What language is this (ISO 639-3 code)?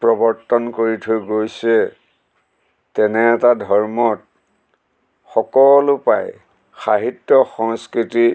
asm